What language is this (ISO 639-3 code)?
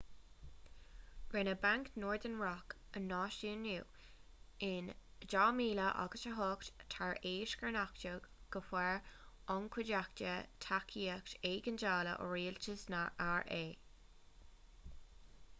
gle